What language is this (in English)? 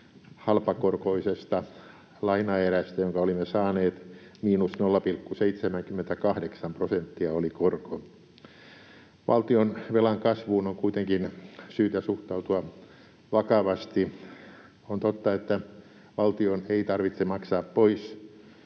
Finnish